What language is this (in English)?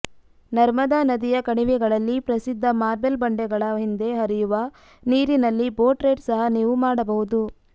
Kannada